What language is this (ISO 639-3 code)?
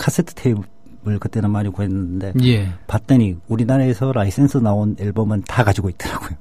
kor